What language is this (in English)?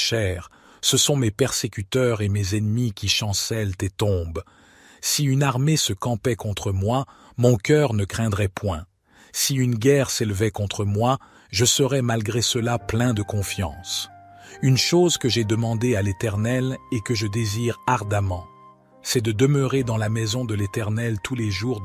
French